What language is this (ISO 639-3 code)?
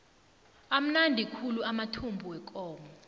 nbl